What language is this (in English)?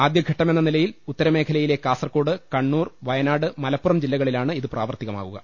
Malayalam